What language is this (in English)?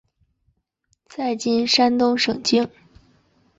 Chinese